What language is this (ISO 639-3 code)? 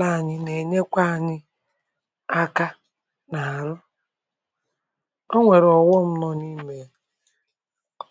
ibo